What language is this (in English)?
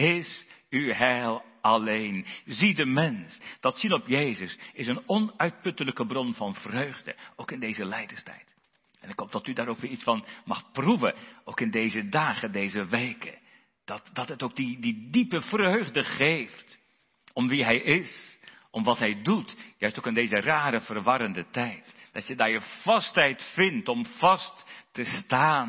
Dutch